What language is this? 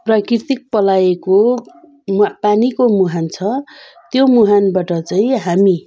Nepali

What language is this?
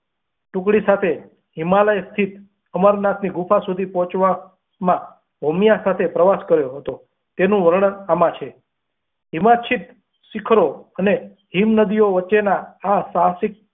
Gujarati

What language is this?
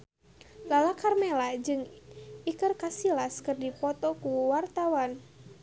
Sundanese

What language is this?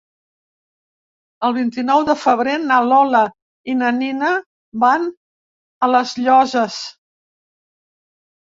Catalan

